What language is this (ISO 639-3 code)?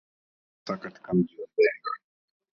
swa